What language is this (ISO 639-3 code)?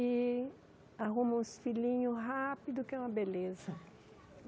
por